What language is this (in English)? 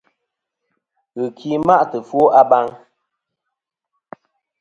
Kom